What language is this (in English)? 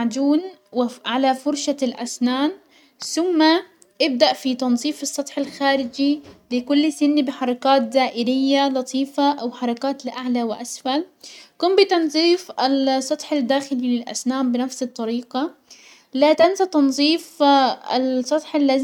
Hijazi Arabic